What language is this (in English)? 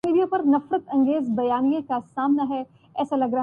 Urdu